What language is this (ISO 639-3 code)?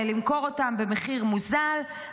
heb